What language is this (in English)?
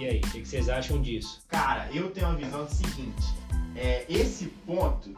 Portuguese